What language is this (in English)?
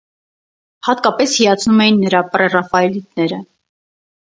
Armenian